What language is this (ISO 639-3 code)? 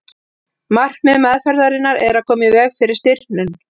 isl